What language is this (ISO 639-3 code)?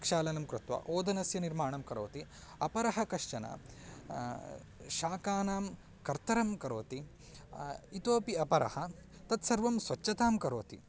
san